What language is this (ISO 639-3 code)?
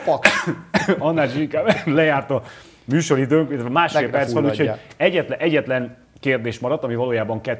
hun